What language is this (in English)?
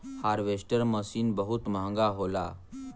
Bhojpuri